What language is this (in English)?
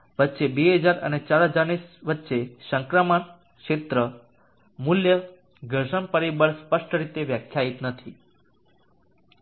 Gujarati